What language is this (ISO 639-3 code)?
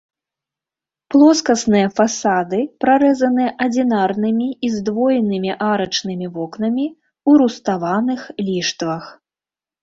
bel